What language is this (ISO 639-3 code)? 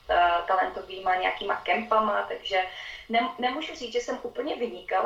ces